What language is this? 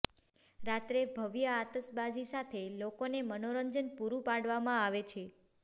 Gujarati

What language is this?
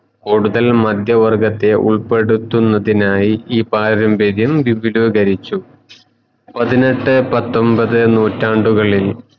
Malayalam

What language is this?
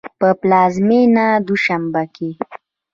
Pashto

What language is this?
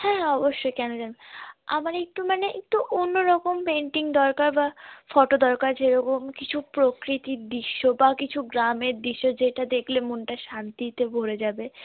Bangla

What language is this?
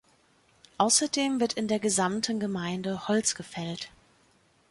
German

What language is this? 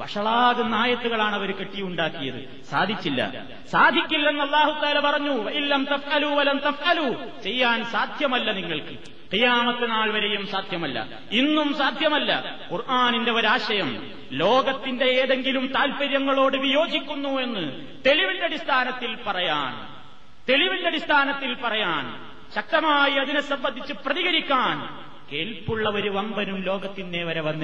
Malayalam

